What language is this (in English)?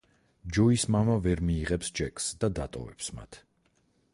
Georgian